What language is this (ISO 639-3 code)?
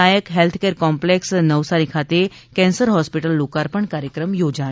guj